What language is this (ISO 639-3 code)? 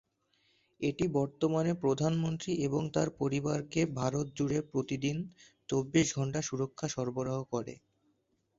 ben